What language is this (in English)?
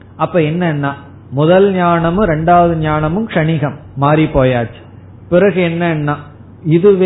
Tamil